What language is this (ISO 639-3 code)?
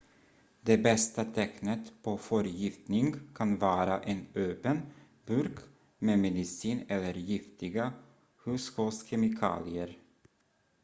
swe